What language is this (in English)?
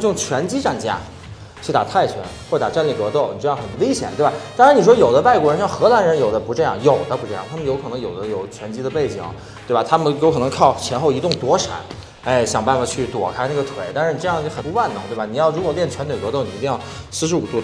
Chinese